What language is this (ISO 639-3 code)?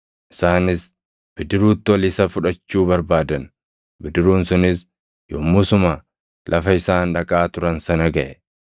orm